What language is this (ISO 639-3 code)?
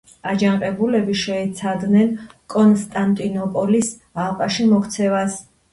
kat